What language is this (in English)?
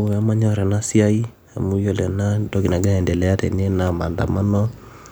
Masai